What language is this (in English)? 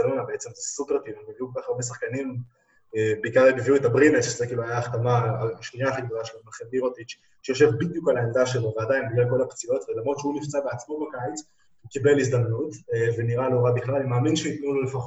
Hebrew